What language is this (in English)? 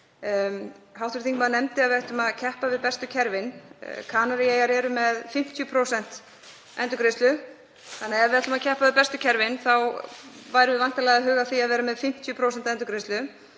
Icelandic